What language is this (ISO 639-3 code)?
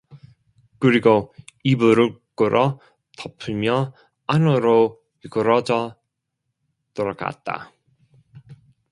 kor